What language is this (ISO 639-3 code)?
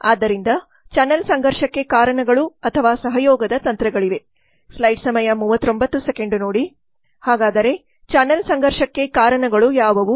kan